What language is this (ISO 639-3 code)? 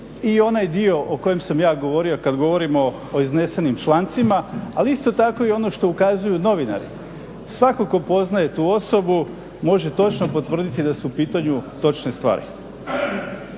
hrv